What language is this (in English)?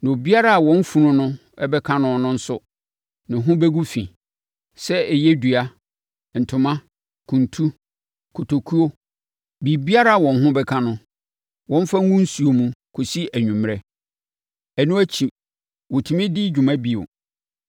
Akan